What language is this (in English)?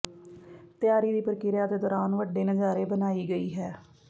Punjabi